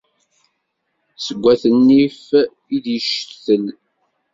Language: Kabyle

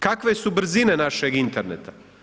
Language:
Croatian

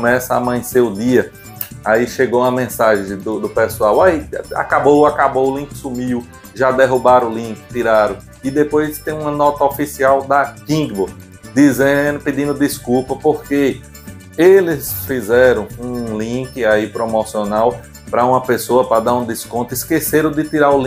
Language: Portuguese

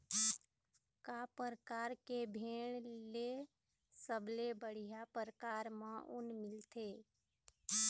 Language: Chhattisgarhi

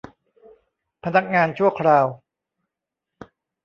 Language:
Thai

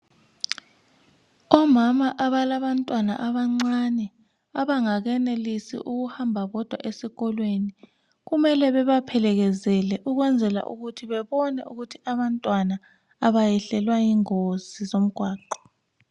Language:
North Ndebele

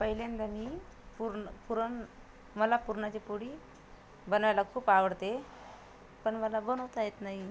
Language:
Marathi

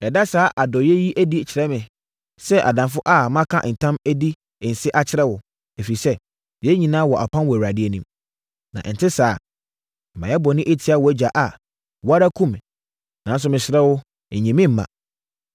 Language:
Akan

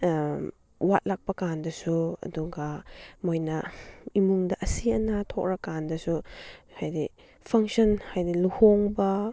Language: Manipuri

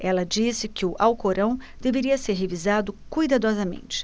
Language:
Portuguese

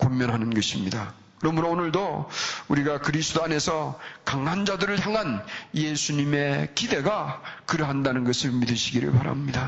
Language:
Korean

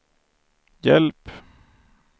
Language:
Swedish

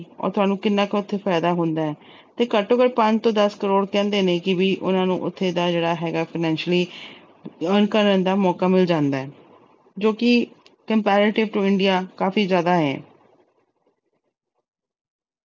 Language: Punjabi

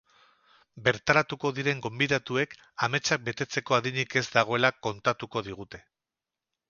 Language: Basque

